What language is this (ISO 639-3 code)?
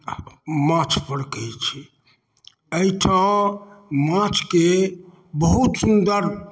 mai